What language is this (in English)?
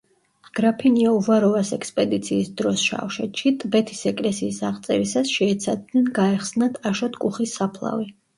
Georgian